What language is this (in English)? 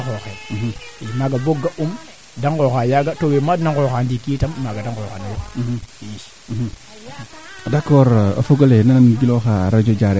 Serer